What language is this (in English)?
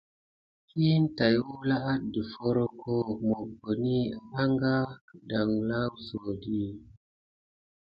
Gidar